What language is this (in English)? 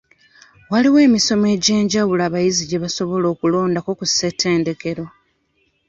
Ganda